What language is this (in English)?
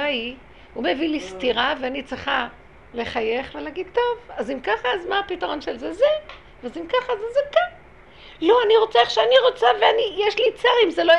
Hebrew